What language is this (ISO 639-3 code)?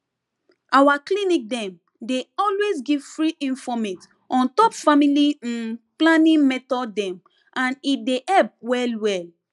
pcm